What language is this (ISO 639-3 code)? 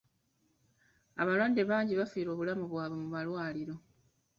lug